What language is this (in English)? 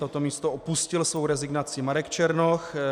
Czech